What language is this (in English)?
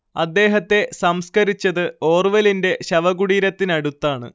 Malayalam